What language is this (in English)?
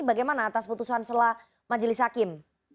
Indonesian